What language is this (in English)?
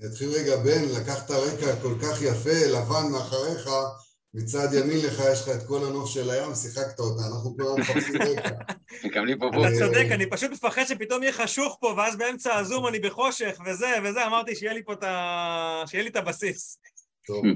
Hebrew